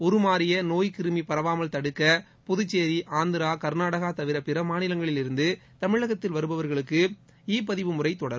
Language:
Tamil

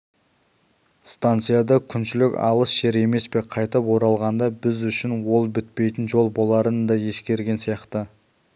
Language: Kazakh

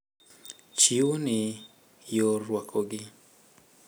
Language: Luo (Kenya and Tanzania)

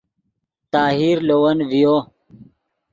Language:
Yidgha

